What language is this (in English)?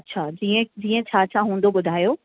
Sindhi